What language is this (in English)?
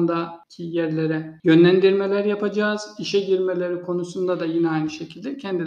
Turkish